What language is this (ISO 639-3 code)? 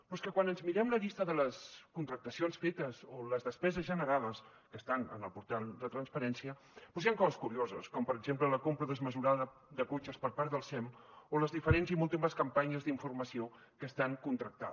cat